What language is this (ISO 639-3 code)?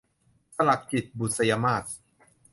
tha